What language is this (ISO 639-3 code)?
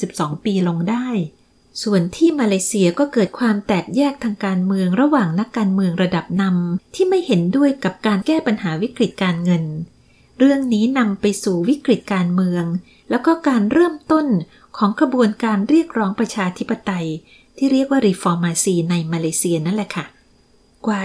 tha